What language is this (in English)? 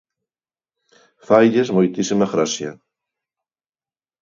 Galician